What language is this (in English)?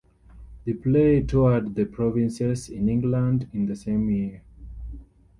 English